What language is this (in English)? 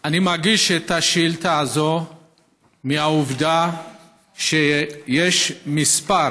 Hebrew